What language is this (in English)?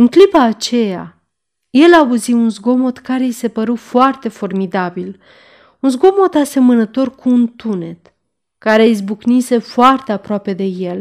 Romanian